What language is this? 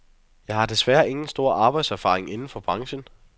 Danish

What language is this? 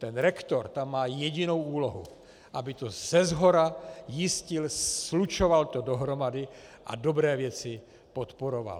Czech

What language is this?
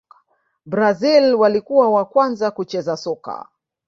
Swahili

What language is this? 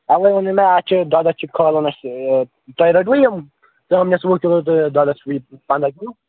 Kashmiri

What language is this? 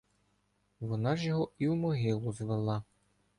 Ukrainian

